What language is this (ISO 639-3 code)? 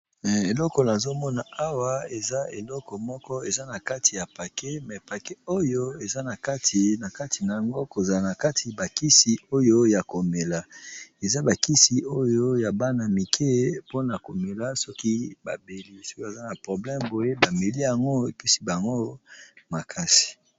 lin